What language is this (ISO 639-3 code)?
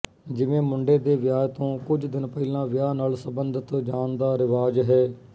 pan